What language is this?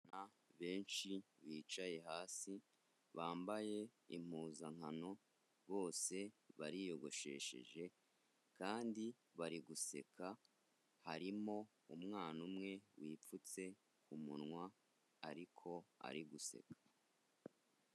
Kinyarwanda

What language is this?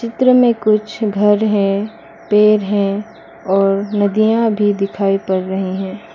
Hindi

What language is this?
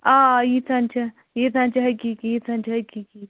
Kashmiri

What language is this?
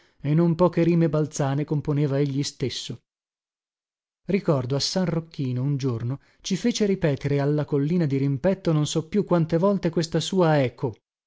Italian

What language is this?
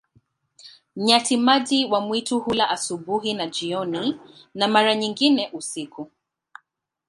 Swahili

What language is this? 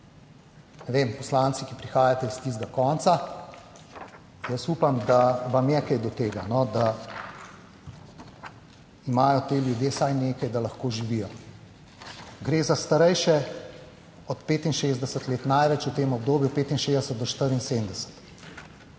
Slovenian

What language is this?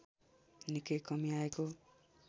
Nepali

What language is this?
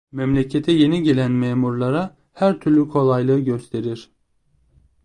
Turkish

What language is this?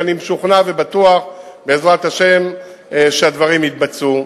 Hebrew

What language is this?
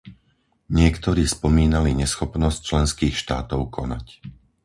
Slovak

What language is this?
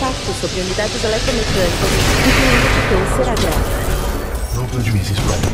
Portuguese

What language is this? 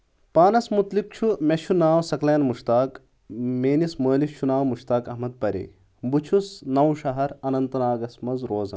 Kashmiri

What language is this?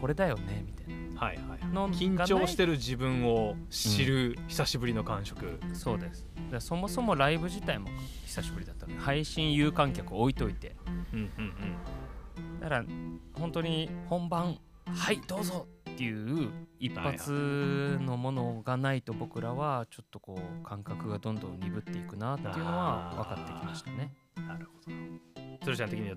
Japanese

